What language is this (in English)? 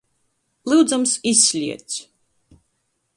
Latgalian